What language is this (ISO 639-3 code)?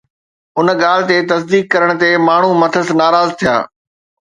snd